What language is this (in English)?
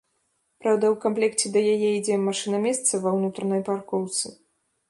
Belarusian